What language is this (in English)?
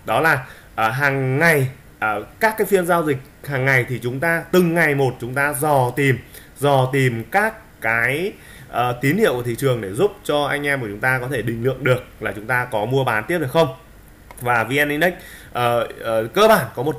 Vietnamese